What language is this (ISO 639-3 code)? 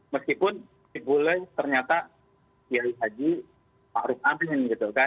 ind